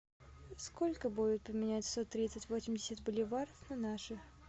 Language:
Russian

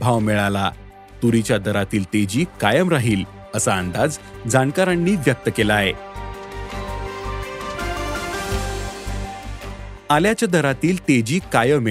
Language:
Marathi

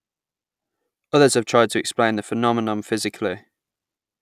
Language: English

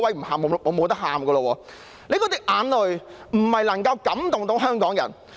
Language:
Cantonese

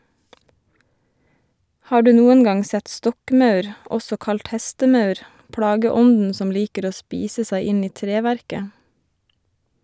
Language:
Norwegian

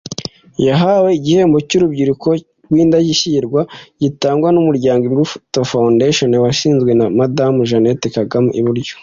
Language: Kinyarwanda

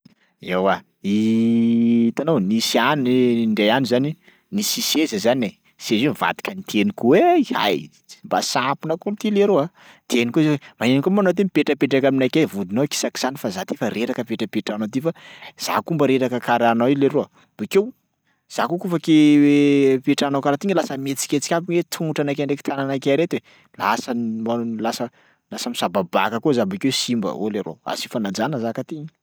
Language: Sakalava Malagasy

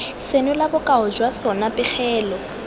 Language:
Tswana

